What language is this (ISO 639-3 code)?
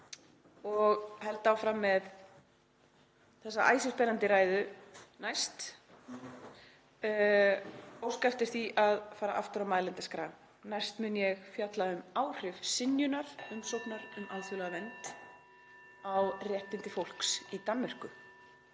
isl